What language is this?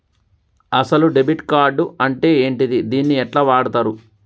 Telugu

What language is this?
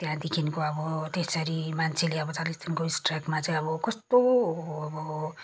Nepali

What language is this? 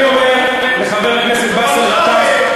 Hebrew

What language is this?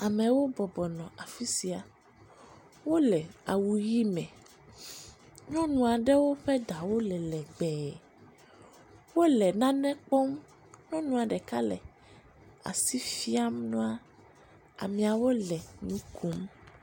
Ewe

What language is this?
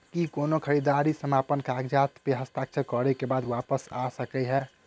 Maithili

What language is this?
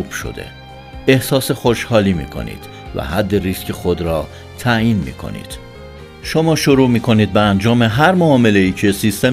Persian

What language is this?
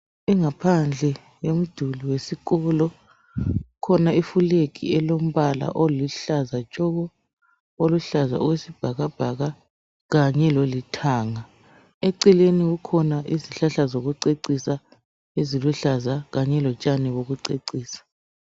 North Ndebele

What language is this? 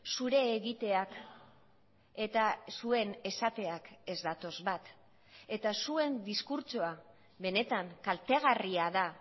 Basque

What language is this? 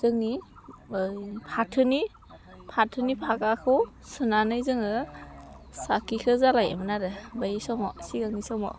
Bodo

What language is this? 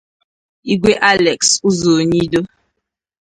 Igbo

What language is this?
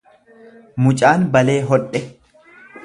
Oromo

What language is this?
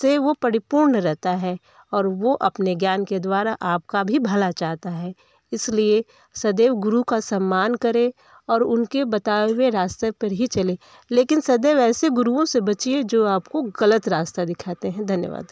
Hindi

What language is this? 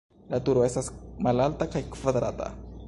Esperanto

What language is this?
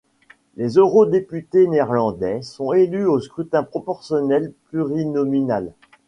French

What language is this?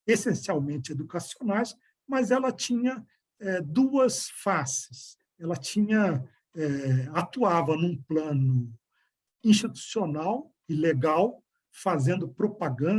Portuguese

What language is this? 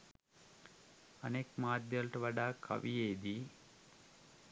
Sinhala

